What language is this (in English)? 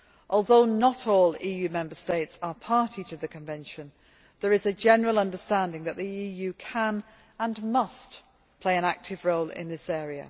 English